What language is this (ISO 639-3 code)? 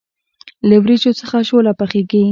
pus